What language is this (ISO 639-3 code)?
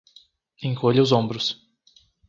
por